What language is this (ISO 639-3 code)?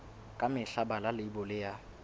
sot